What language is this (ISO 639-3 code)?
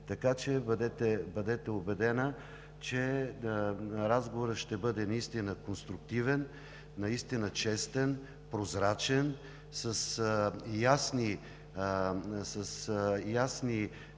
bul